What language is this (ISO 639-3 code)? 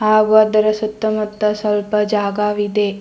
kan